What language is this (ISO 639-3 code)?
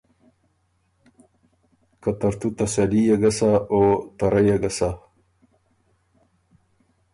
oru